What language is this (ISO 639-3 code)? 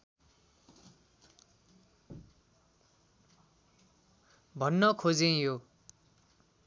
nep